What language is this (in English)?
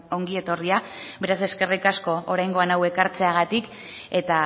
Basque